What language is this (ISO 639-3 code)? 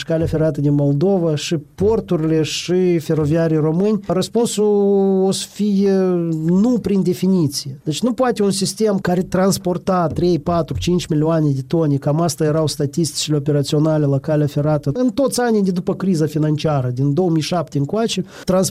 ron